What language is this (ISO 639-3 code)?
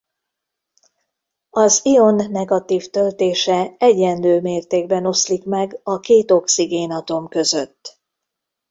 hun